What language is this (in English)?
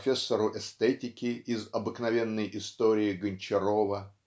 Russian